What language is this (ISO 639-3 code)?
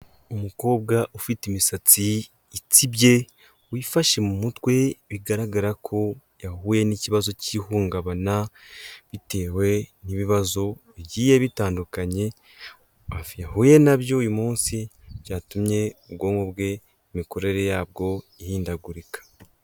kin